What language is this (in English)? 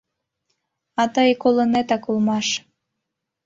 Mari